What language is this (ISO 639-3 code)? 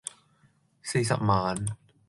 yue